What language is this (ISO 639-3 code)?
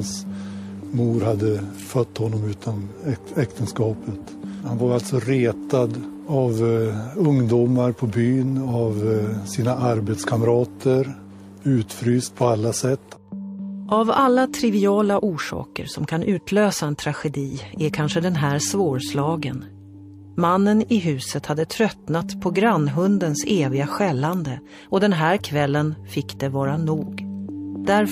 swe